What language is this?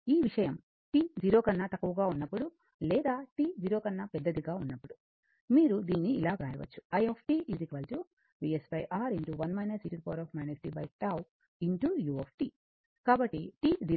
Telugu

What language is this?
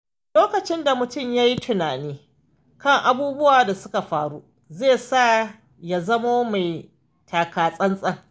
Hausa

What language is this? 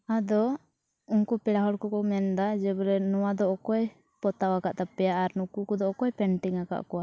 Santali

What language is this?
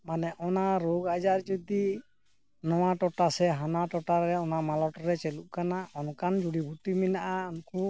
Santali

